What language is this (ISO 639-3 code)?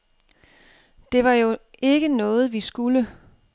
dan